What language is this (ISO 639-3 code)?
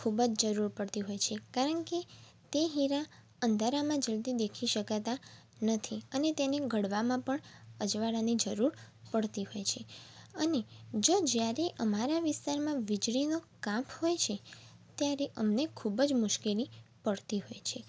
guj